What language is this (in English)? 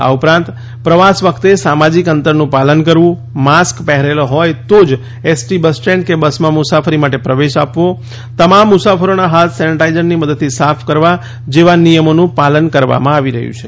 Gujarati